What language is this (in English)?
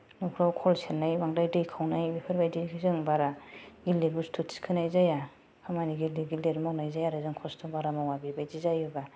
Bodo